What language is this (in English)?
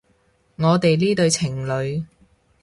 Cantonese